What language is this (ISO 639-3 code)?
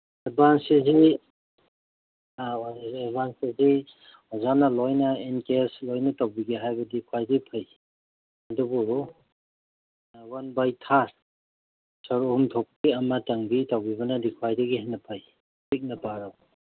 mni